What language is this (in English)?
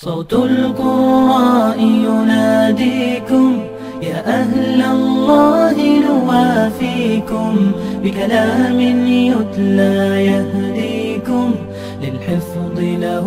Arabic